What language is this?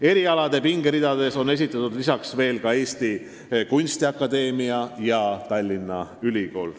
Estonian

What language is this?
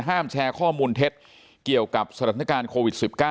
Thai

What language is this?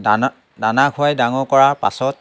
Assamese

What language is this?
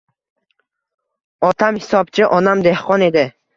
Uzbek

